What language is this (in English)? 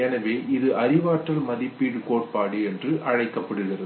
Tamil